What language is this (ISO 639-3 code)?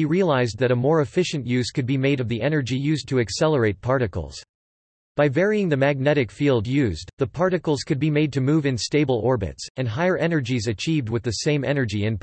eng